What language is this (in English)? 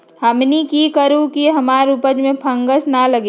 Magahi